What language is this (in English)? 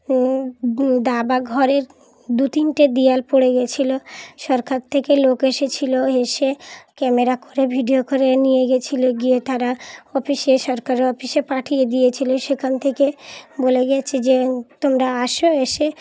Bangla